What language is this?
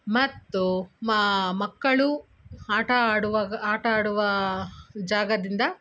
Kannada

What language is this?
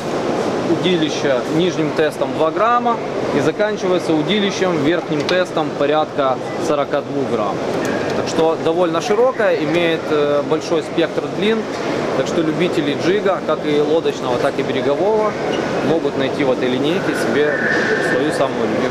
Russian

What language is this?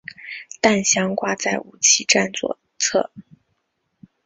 Chinese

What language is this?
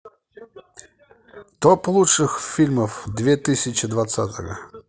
Russian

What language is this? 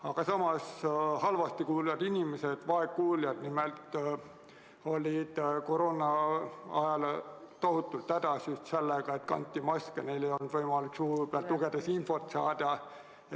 Estonian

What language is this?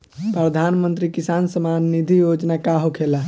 Bhojpuri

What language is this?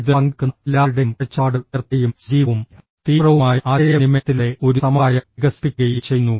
Malayalam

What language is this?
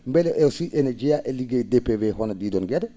Fula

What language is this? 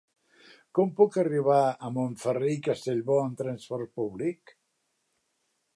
Catalan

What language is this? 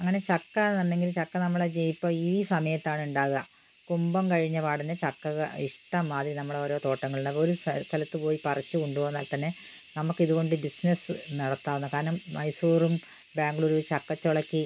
Malayalam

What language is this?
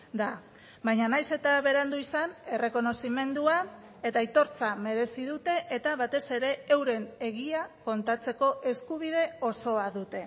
Basque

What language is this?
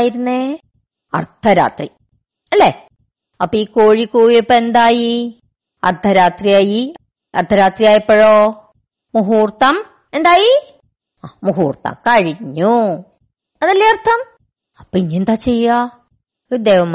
Malayalam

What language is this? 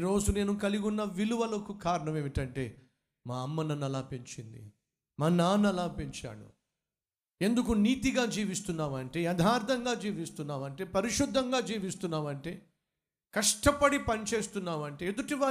Telugu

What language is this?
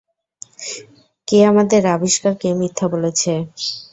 Bangla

